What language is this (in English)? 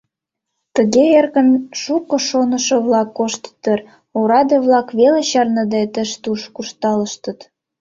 Mari